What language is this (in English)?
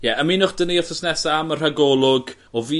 Welsh